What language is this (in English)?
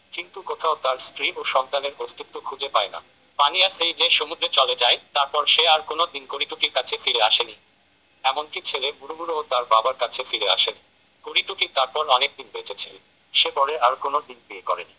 Bangla